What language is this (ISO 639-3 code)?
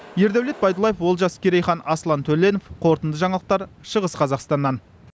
kaz